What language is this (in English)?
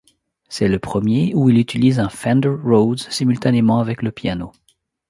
French